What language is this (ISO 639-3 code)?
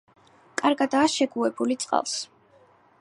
kat